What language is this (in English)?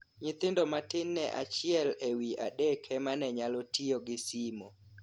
Luo (Kenya and Tanzania)